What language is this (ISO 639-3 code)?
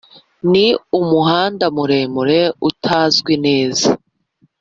kin